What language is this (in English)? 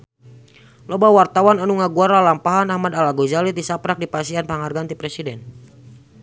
Sundanese